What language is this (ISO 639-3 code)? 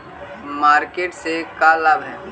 mag